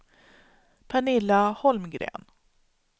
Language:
Swedish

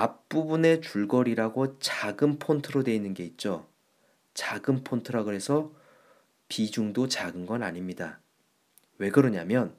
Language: Korean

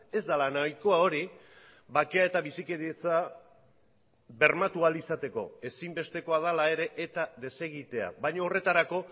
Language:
Basque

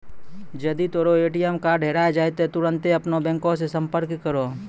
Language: Maithili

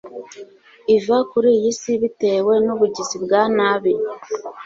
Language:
Kinyarwanda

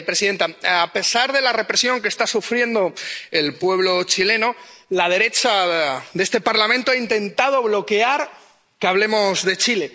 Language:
Spanish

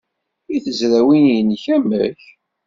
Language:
Kabyle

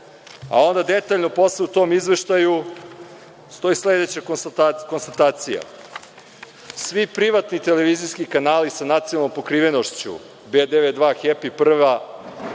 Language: Serbian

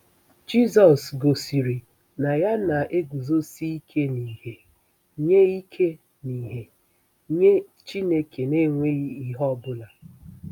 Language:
Igbo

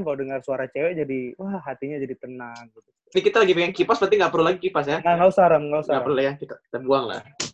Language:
Indonesian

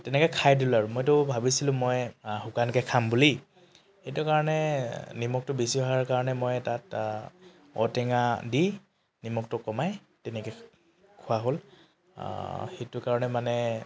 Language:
Assamese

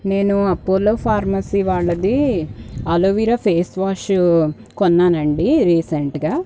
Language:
Telugu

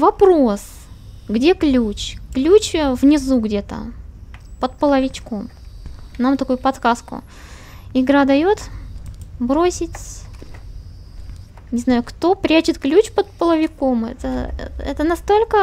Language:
Russian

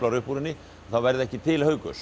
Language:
Icelandic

